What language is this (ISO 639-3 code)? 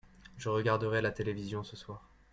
fra